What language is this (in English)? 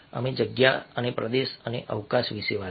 Gujarati